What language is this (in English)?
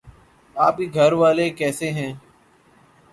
Urdu